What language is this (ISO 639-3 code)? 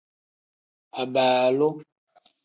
kdh